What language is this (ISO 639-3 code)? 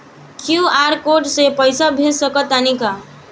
bho